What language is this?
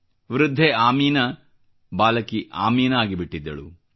Kannada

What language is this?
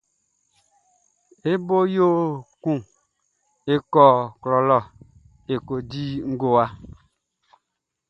Baoulé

